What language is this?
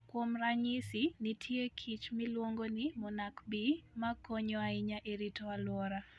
Luo (Kenya and Tanzania)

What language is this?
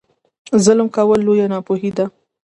Pashto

